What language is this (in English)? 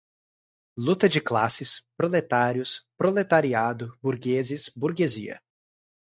Portuguese